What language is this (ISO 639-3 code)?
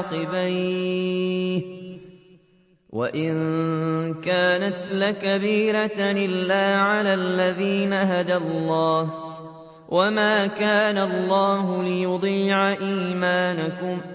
ara